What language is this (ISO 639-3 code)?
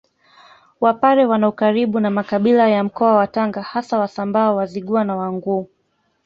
swa